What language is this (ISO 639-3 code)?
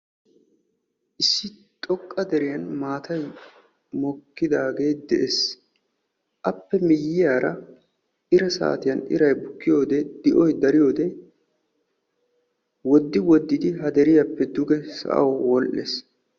wal